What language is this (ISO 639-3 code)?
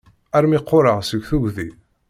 kab